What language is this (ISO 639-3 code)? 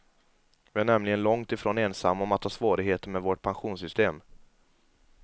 swe